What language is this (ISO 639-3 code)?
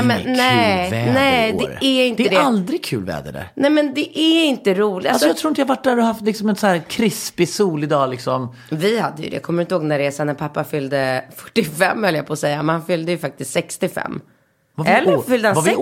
swe